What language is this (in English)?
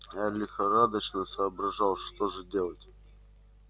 Russian